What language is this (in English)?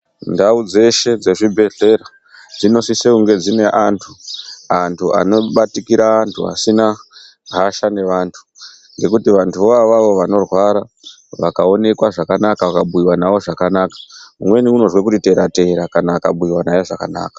Ndau